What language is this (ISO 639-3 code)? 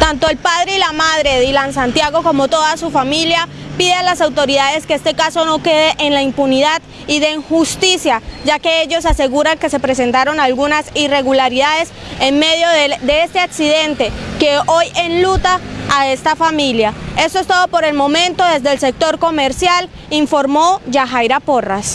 spa